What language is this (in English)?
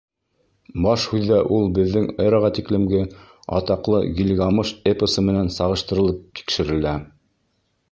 Bashkir